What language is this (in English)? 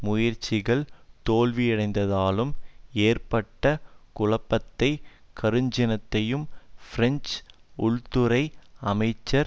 Tamil